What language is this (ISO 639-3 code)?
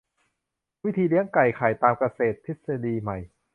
tha